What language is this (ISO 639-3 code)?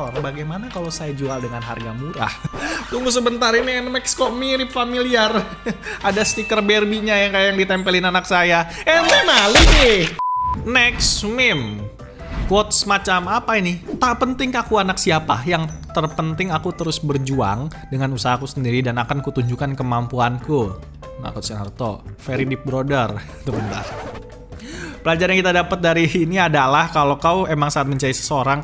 ind